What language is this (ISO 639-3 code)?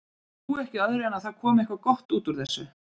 isl